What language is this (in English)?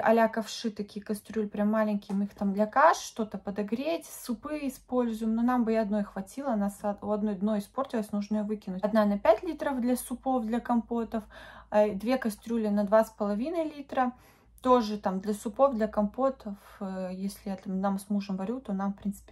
Russian